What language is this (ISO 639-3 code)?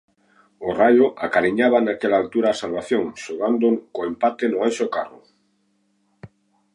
glg